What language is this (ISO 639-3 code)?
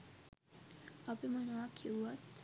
sin